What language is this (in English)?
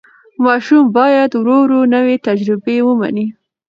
Pashto